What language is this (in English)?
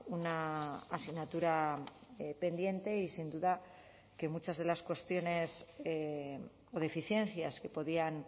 Spanish